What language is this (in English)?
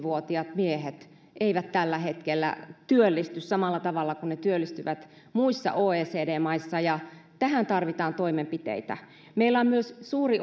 Finnish